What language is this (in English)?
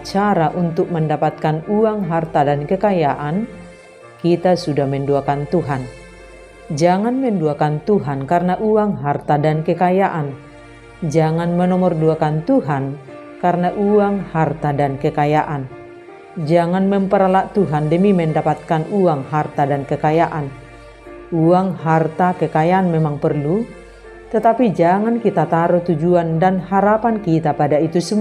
Indonesian